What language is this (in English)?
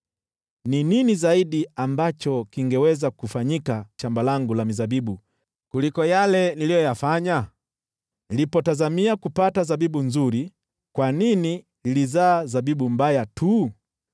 Swahili